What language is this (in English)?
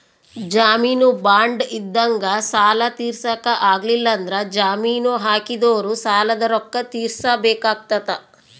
Kannada